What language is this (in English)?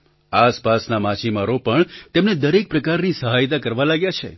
Gujarati